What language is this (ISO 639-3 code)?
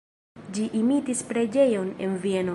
epo